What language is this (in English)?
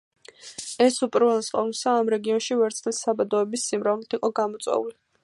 Georgian